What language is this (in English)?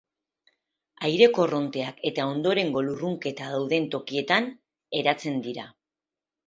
Basque